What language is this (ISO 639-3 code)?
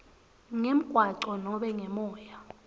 ssw